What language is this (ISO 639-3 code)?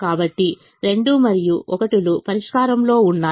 tel